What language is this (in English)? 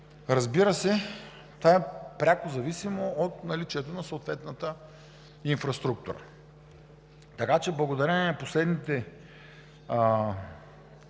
Bulgarian